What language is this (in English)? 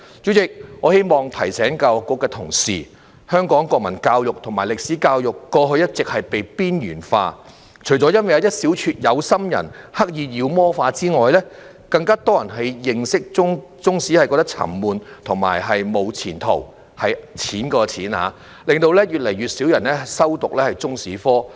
Cantonese